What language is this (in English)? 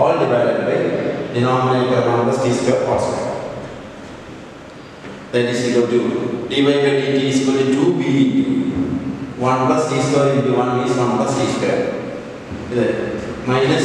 Indonesian